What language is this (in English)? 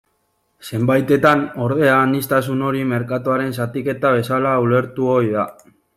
Basque